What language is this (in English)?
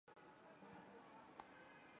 Chinese